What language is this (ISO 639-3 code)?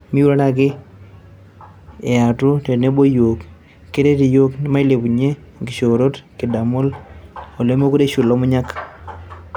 mas